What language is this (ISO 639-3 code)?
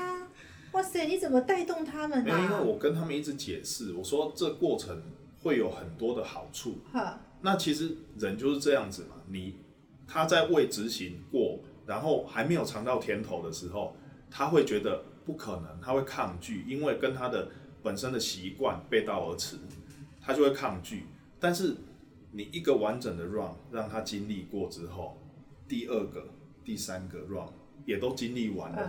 zho